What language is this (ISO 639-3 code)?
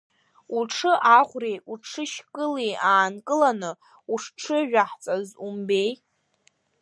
abk